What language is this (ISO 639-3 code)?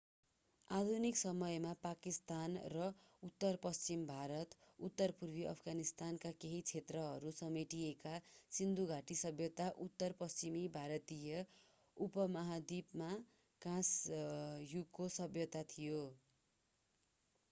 nep